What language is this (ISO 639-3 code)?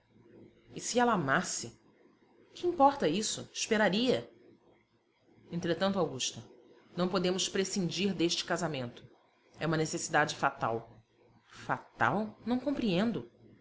por